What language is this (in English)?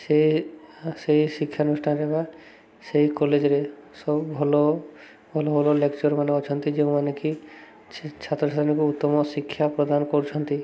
Odia